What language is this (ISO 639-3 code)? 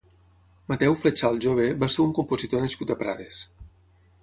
cat